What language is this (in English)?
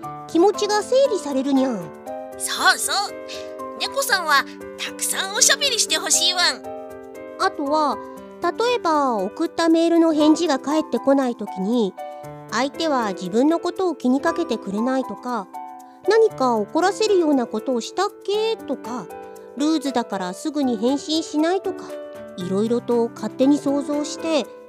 Japanese